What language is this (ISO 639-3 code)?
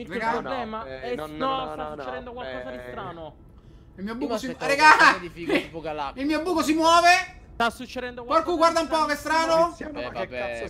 ita